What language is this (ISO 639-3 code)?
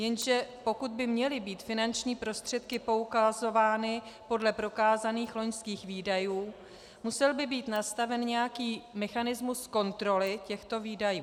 ces